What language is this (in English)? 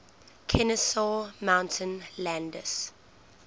English